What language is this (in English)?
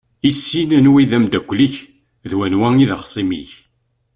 Kabyle